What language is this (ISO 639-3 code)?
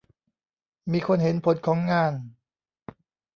tha